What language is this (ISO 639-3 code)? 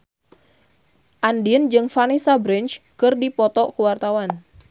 sun